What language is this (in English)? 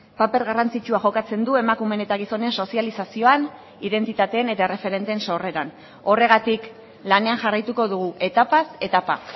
Basque